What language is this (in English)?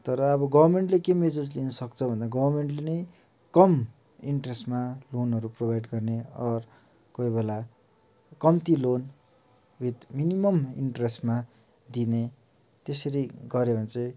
Nepali